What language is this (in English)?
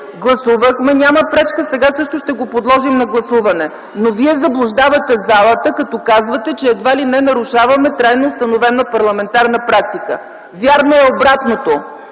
Bulgarian